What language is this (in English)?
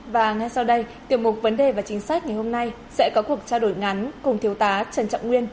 Vietnamese